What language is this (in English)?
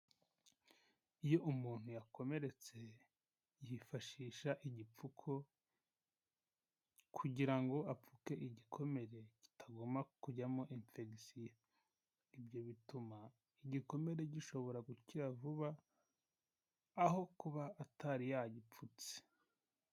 Kinyarwanda